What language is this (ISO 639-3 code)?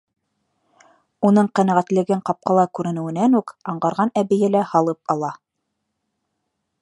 bak